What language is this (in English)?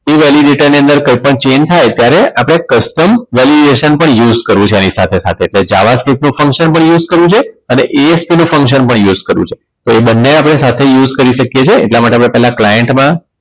Gujarati